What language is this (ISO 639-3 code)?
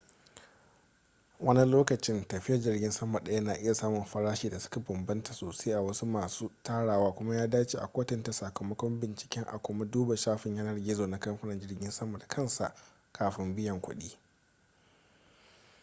hau